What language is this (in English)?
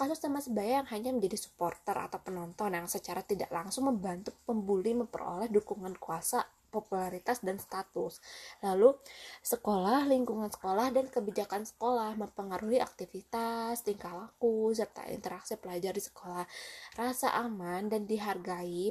Indonesian